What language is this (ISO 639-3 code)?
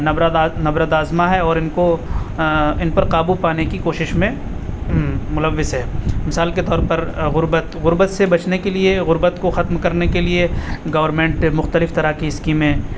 urd